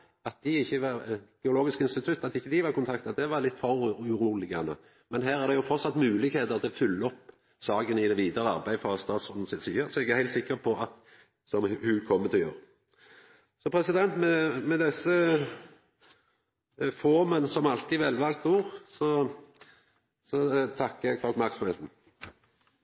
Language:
Norwegian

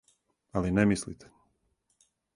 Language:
Serbian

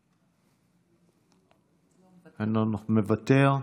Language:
Hebrew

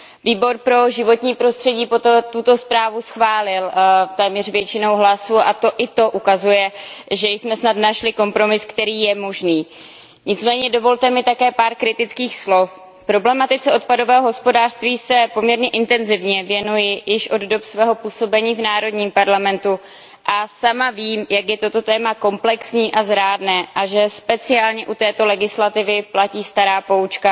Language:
Czech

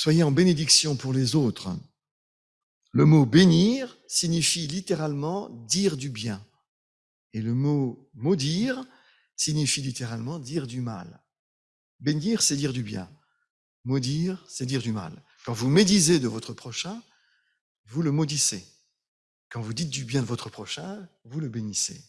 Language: French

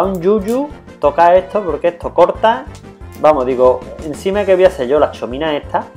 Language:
Spanish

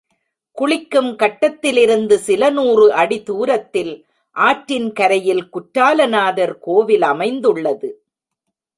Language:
Tamil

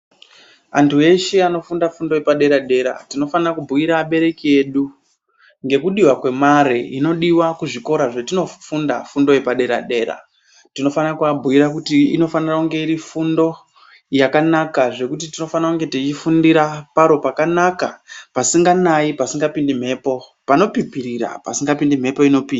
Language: Ndau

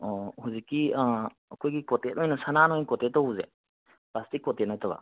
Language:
Manipuri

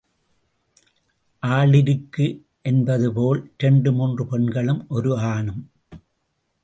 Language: Tamil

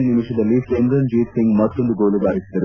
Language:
Kannada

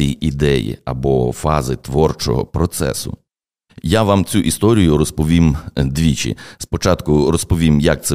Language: Ukrainian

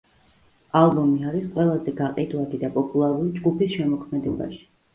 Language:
Georgian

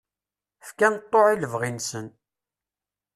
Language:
Kabyle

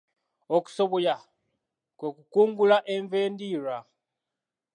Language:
Ganda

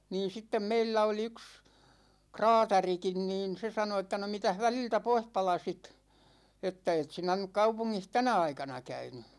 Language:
Finnish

